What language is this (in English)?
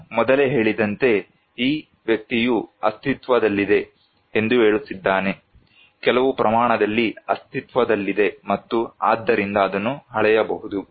Kannada